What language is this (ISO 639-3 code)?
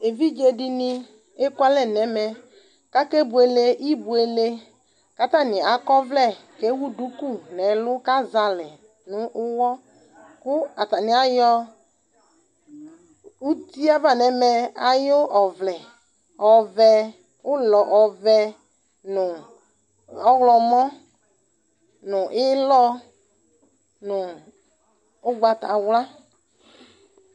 kpo